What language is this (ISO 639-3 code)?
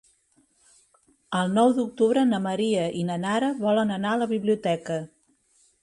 cat